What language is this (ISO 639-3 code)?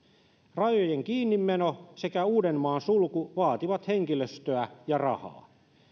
fin